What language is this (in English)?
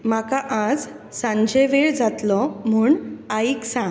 Konkani